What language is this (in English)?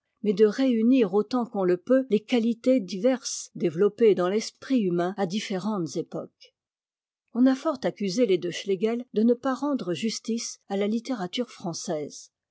French